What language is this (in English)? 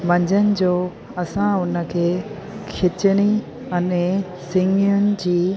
Sindhi